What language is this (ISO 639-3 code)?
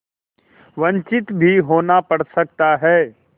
hin